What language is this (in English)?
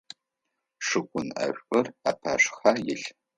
Adyghe